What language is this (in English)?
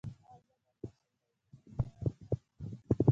Pashto